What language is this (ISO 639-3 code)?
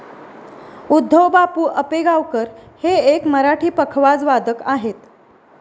mar